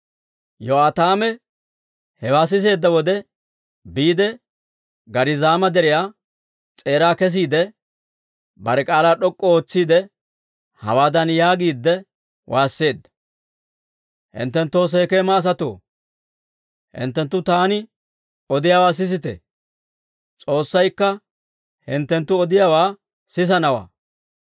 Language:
Dawro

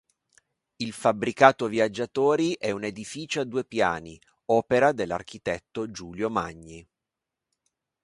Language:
Italian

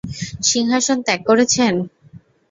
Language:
Bangla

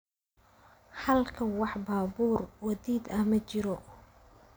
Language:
Somali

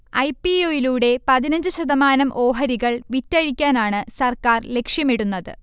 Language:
Malayalam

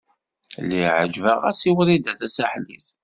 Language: Kabyle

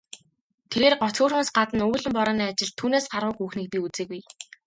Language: Mongolian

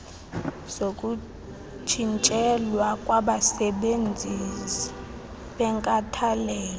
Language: Xhosa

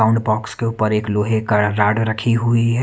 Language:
Hindi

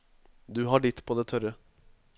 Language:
Norwegian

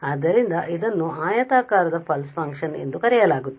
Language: Kannada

